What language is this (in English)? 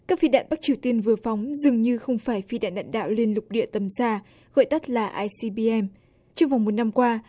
Vietnamese